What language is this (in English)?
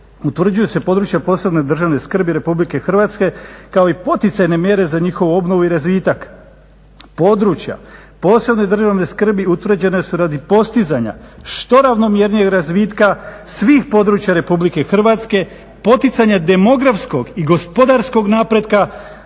Croatian